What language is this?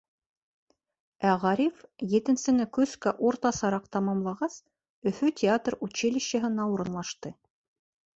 Bashkir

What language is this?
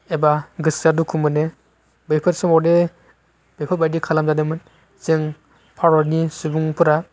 Bodo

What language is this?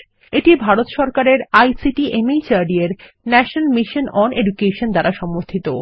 Bangla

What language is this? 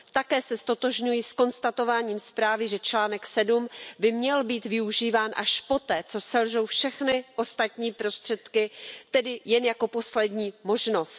Czech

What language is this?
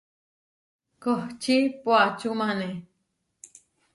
Huarijio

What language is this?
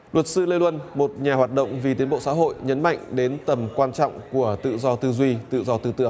Vietnamese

